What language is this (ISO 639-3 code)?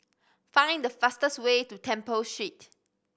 eng